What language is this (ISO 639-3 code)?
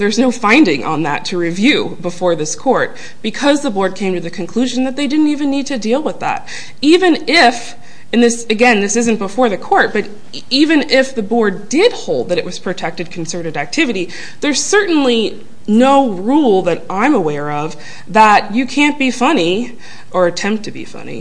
eng